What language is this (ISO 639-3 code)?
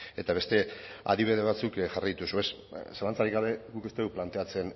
eus